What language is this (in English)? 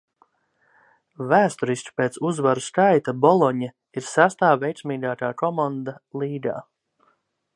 Latvian